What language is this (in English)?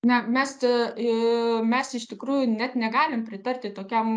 Lithuanian